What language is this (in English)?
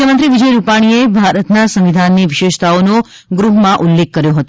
Gujarati